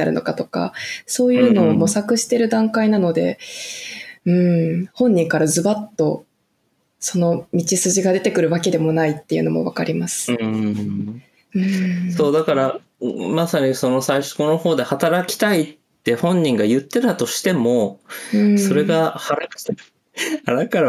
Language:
Japanese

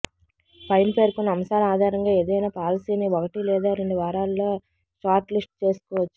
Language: Telugu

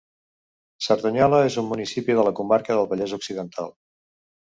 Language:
Catalan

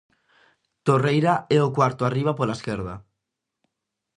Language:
Galician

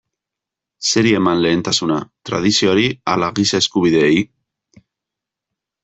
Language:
Basque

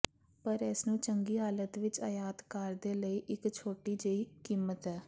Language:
Punjabi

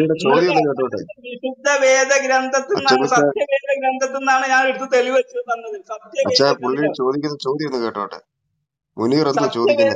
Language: Arabic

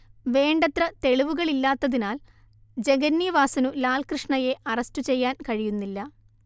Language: Malayalam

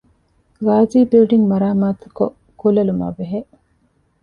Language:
Divehi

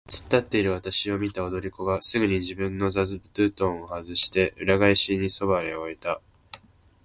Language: Japanese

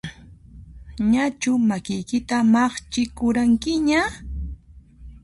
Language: Puno Quechua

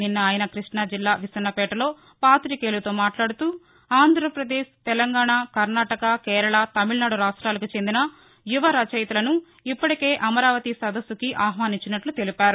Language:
Telugu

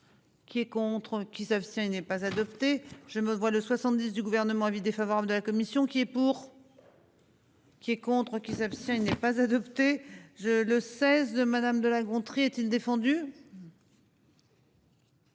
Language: French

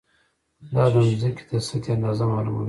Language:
Pashto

